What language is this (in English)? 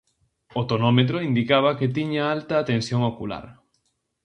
Galician